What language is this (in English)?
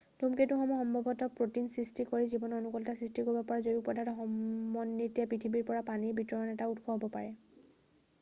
Assamese